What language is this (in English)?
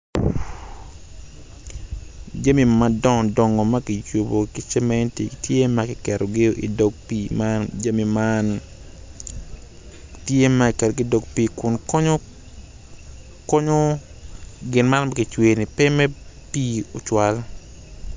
Acoli